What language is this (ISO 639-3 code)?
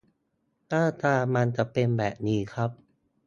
tha